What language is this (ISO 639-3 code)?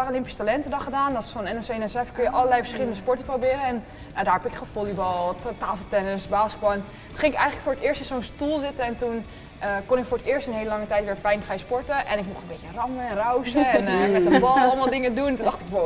nld